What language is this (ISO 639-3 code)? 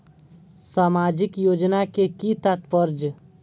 mai